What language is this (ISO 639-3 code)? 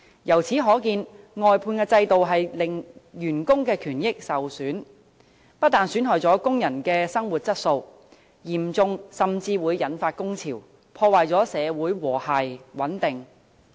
yue